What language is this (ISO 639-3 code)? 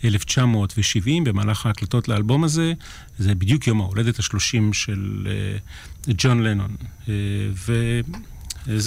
heb